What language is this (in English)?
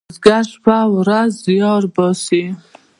Pashto